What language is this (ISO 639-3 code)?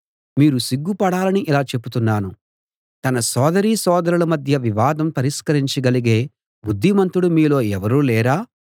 tel